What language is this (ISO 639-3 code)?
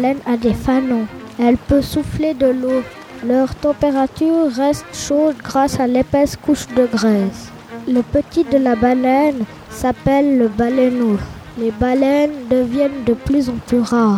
fra